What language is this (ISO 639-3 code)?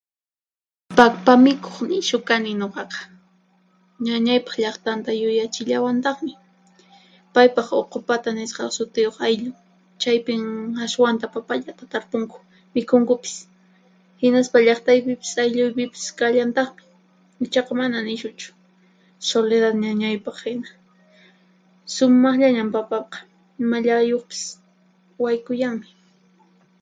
qxp